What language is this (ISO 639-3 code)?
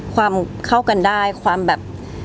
tha